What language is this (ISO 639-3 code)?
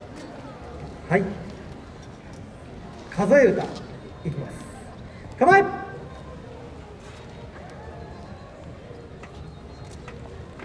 jpn